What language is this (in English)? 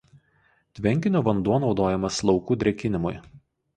Lithuanian